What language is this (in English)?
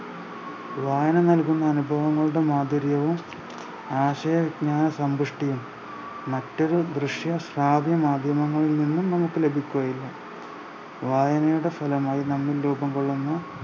Malayalam